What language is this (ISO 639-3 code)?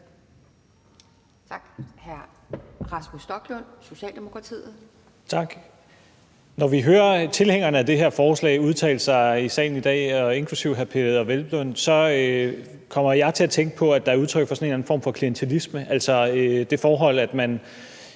dan